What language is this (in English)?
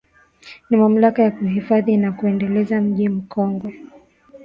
Swahili